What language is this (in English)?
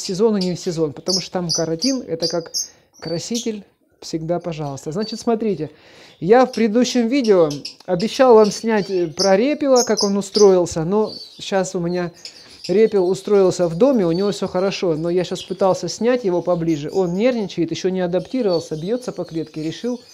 Russian